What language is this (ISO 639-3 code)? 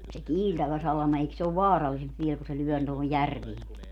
fin